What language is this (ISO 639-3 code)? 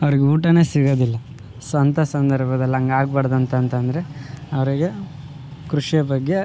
kan